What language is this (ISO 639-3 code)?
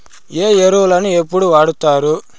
tel